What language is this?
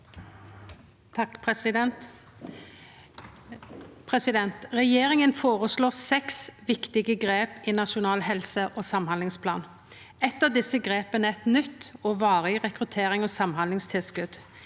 Norwegian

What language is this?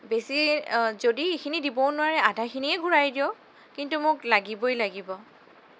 Assamese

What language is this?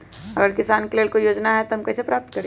Magahi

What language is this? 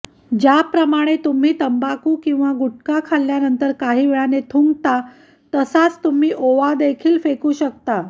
Marathi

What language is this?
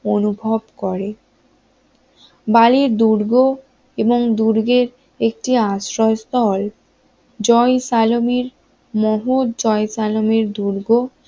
Bangla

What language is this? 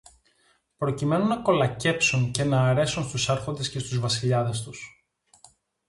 Greek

